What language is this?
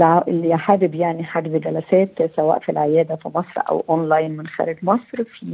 Arabic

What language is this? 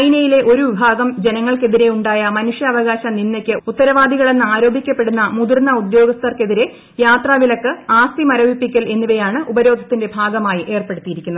Malayalam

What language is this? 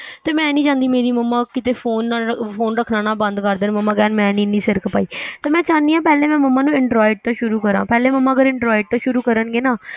Punjabi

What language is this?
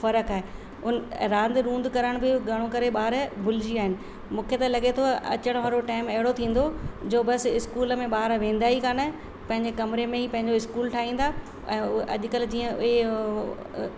Sindhi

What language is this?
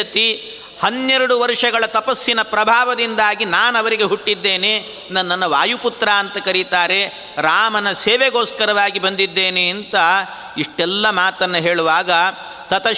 Kannada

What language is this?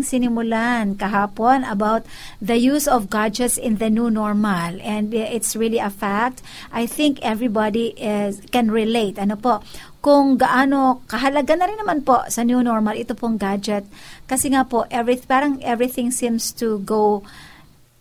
Filipino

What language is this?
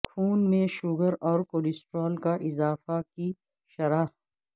Urdu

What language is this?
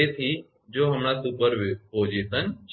Gujarati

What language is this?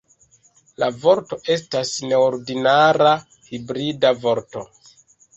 Esperanto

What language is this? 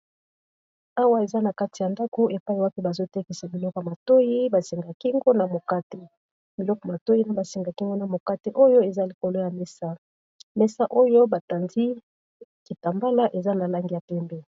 Lingala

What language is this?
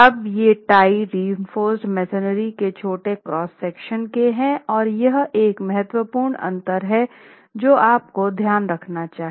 Hindi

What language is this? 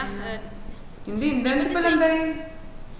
Malayalam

